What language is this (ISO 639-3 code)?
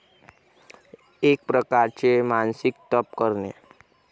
mar